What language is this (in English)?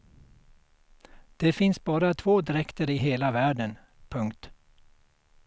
Swedish